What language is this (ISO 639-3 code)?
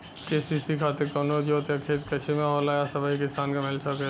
bho